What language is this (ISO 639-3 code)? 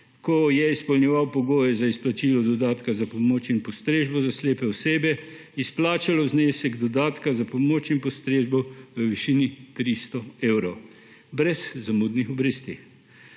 slv